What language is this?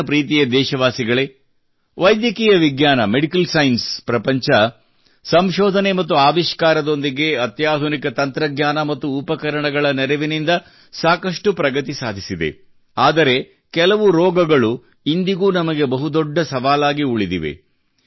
Kannada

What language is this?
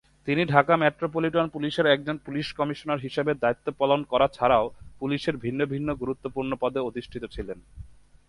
Bangla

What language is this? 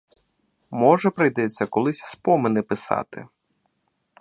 Ukrainian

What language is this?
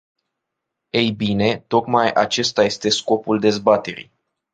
Romanian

